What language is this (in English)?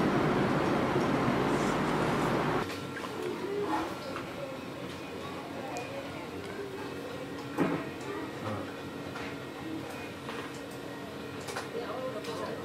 Hindi